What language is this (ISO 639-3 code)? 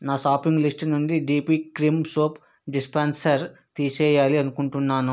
tel